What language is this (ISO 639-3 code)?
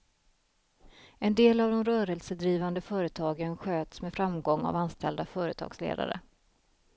swe